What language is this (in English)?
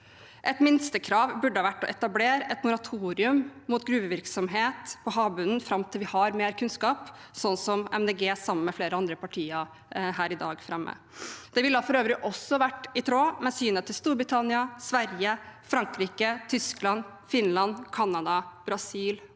Norwegian